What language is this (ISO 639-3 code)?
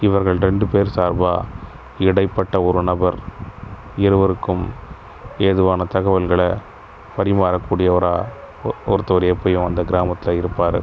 tam